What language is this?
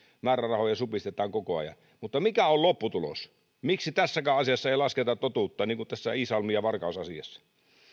Finnish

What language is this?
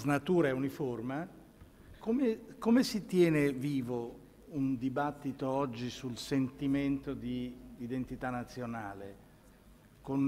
Italian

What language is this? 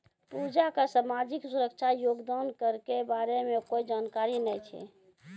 Maithili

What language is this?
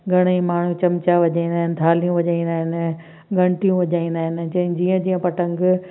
Sindhi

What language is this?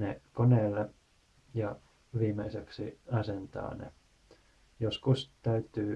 Finnish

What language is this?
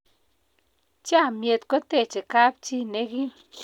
Kalenjin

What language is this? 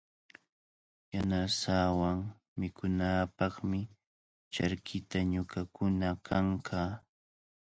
Cajatambo North Lima Quechua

